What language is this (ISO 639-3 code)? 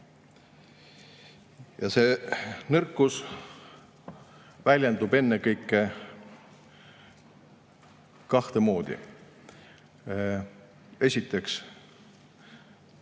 est